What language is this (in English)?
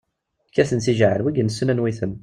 Kabyle